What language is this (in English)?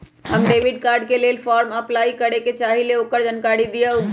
Magahi